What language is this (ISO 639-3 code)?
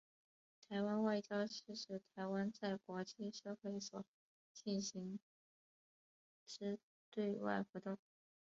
zho